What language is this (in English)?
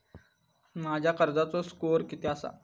Marathi